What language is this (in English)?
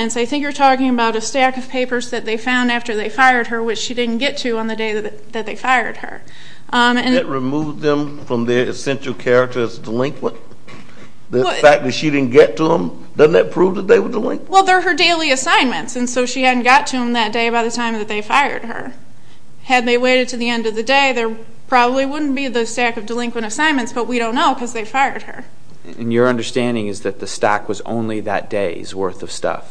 English